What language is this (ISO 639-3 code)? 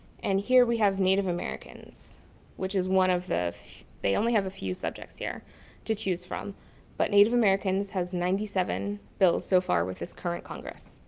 eng